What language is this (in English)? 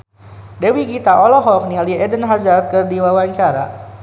Sundanese